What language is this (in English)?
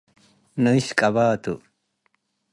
Tigre